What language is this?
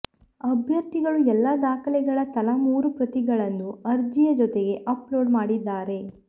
Kannada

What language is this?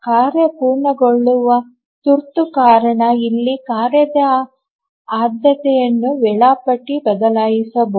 Kannada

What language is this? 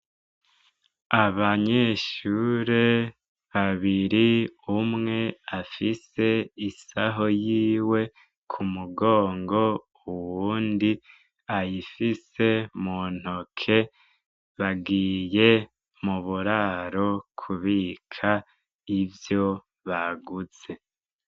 Rundi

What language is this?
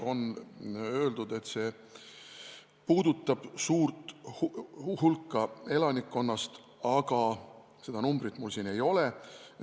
Estonian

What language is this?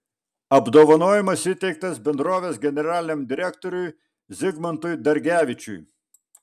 Lithuanian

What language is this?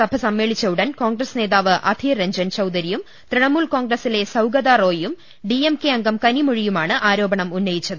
Malayalam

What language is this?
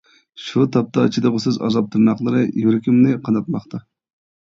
Uyghur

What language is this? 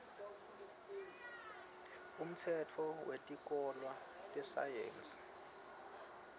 Swati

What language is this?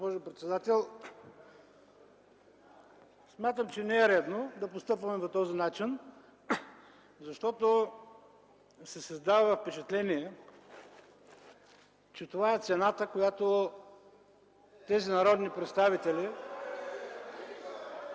Bulgarian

